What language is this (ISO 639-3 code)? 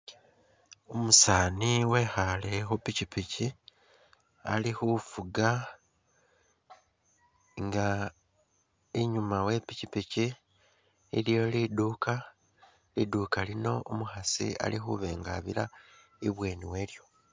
myx